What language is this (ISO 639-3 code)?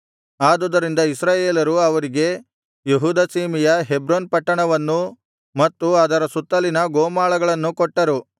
kan